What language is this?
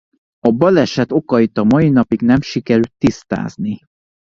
Hungarian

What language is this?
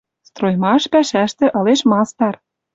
Western Mari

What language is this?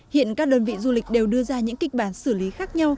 Vietnamese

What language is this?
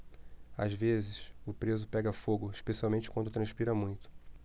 Portuguese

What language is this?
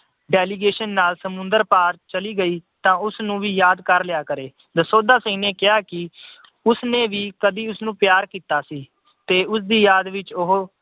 Punjabi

